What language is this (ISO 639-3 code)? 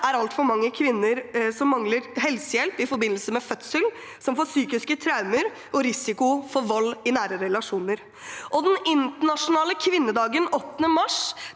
nor